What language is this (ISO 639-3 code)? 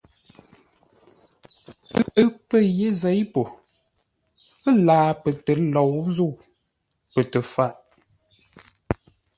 nla